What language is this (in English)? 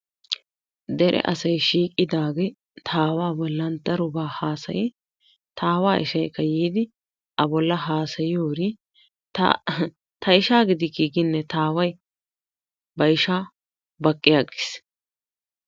Wolaytta